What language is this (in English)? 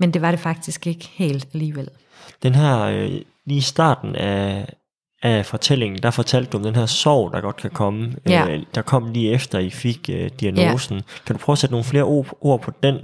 Danish